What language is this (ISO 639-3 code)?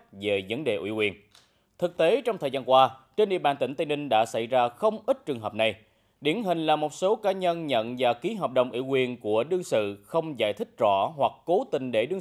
vie